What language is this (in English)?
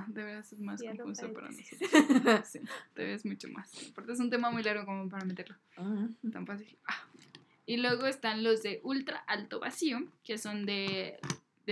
Spanish